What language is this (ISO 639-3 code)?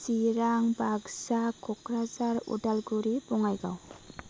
brx